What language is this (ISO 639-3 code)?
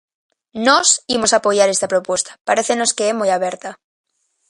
glg